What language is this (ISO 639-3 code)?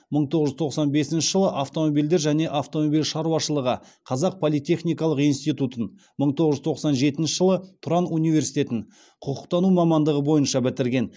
kaz